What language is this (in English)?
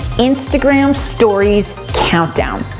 English